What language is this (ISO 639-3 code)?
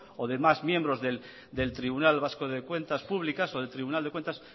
spa